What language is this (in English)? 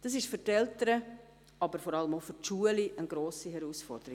Swiss German